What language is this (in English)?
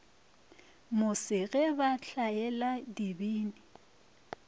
Northern Sotho